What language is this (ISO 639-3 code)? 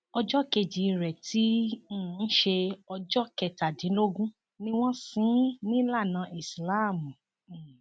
yor